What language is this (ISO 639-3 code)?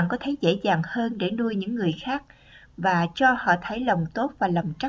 vie